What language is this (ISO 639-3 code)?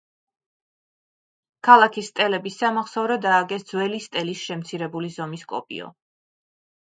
kat